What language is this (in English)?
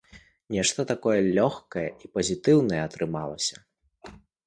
Belarusian